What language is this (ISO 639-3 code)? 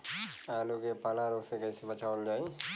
bho